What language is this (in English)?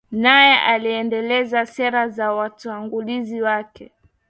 Swahili